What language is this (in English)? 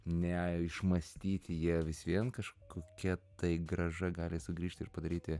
Lithuanian